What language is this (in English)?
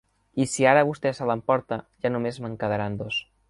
Catalan